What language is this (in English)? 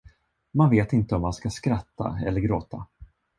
Swedish